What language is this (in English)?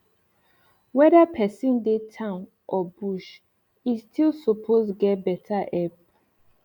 Nigerian Pidgin